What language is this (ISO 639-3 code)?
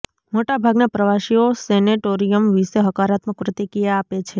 guj